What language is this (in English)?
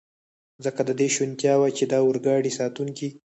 Pashto